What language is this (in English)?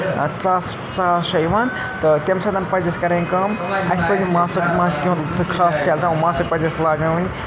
Kashmiri